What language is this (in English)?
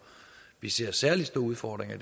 Danish